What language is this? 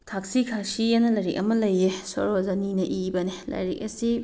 Manipuri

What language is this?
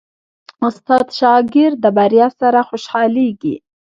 Pashto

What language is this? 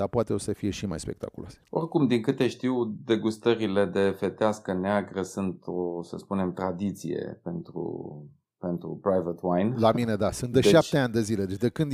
Romanian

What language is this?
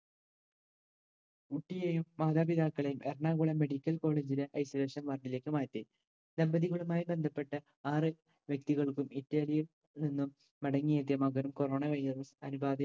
Malayalam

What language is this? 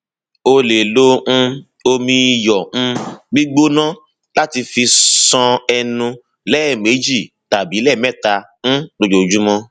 Yoruba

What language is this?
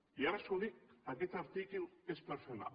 Catalan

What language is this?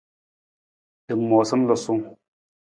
Nawdm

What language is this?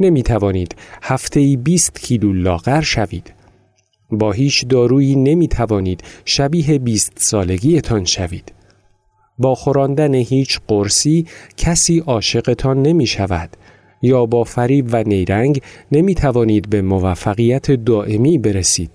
Persian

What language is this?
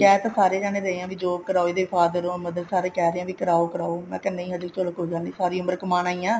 Punjabi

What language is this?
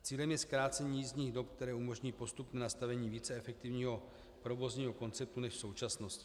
Czech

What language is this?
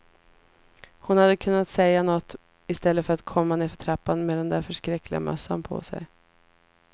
Swedish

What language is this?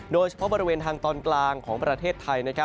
Thai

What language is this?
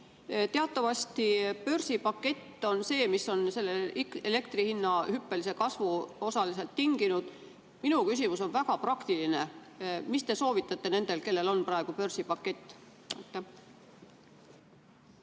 Estonian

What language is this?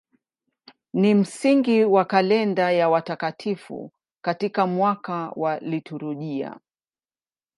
Swahili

